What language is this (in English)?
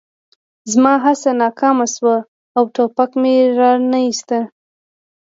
Pashto